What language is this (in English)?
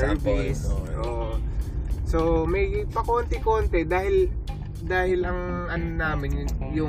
Filipino